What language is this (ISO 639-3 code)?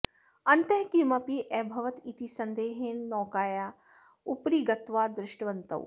san